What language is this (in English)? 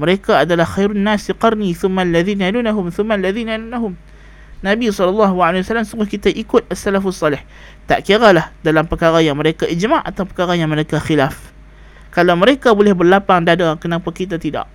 Malay